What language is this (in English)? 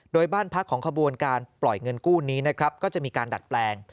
Thai